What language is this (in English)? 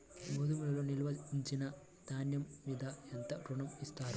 Telugu